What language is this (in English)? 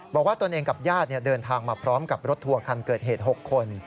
Thai